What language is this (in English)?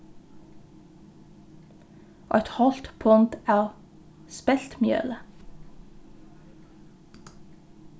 Faroese